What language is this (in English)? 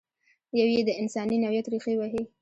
Pashto